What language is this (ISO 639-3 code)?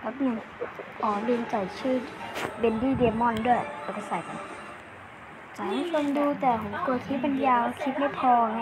tha